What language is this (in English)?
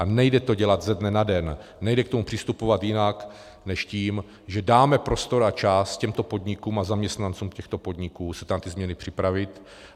Czech